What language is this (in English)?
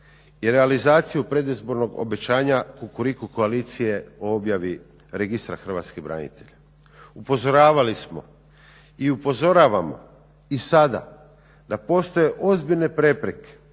Croatian